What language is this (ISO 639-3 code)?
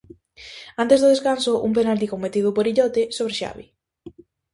glg